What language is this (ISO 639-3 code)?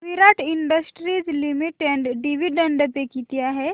mar